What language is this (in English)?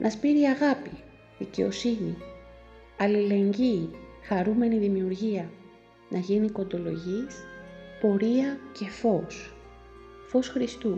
Greek